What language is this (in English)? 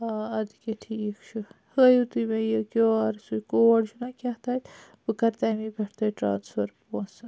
Kashmiri